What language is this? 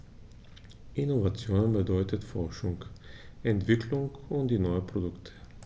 German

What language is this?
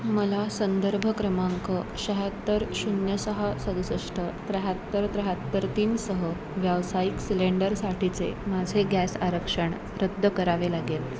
Marathi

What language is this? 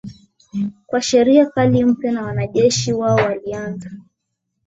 Swahili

